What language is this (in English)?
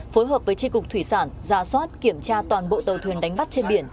Vietnamese